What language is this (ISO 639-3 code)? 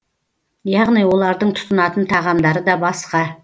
kaz